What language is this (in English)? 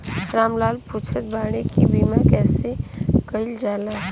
Bhojpuri